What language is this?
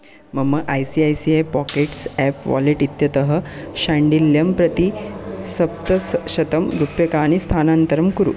Sanskrit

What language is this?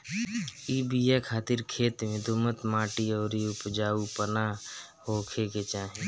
Bhojpuri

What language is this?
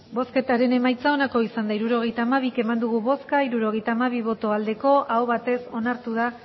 Basque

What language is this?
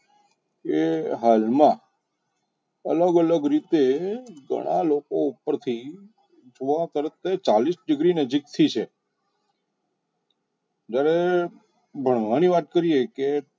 Gujarati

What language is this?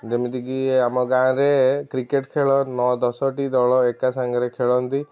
Odia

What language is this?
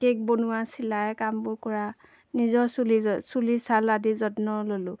Assamese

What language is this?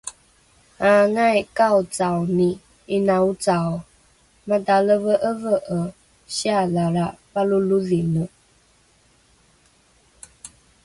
Rukai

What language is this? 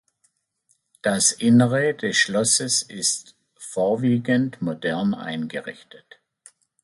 German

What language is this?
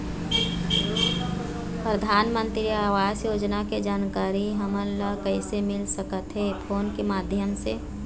Chhattisgarhi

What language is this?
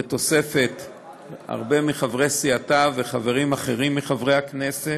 Hebrew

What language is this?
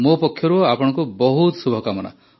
Odia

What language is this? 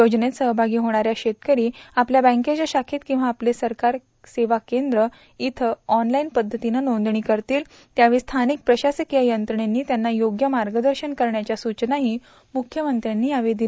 Marathi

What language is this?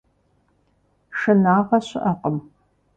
Kabardian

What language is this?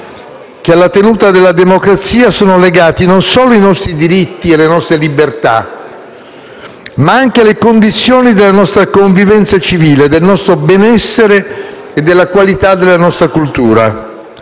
Italian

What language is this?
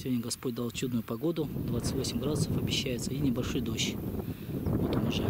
Russian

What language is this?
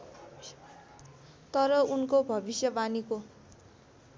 Nepali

